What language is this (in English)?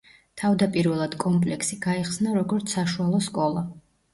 Georgian